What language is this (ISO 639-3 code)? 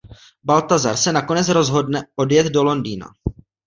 ces